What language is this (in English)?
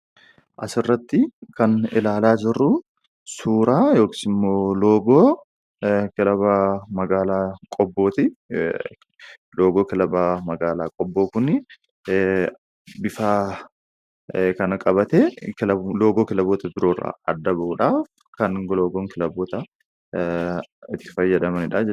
Oromo